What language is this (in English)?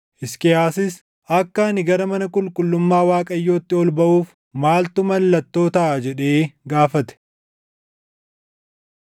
Oromo